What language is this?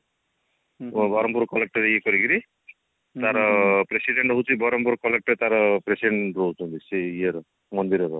Odia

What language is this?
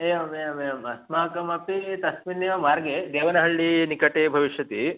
Sanskrit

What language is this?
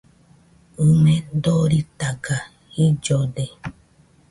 Nüpode Huitoto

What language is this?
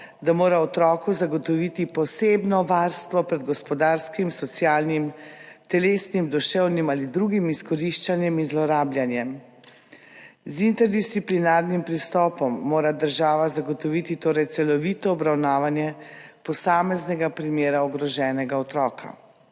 Slovenian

